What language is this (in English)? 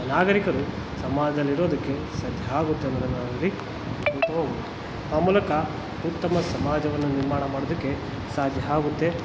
Kannada